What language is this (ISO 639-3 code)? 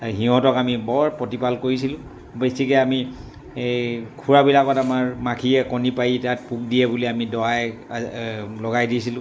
asm